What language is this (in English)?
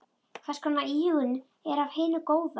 Icelandic